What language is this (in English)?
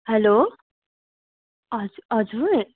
Nepali